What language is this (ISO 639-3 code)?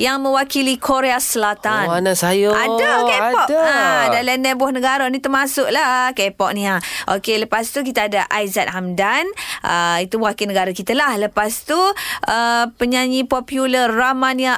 msa